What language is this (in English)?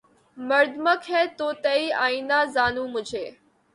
Urdu